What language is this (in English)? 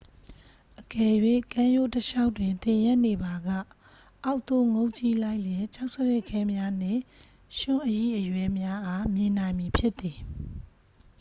Burmese